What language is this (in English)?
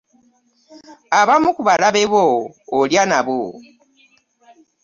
Ganda